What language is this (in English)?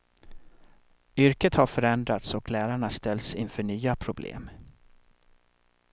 Swedish